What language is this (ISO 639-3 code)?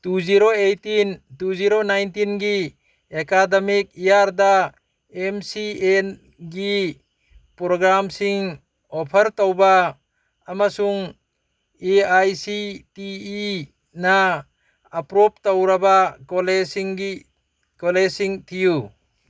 mni